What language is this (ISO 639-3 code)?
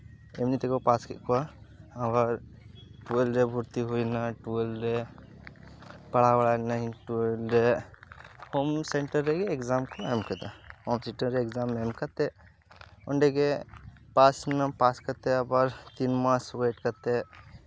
sat